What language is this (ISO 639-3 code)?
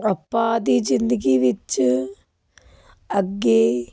pan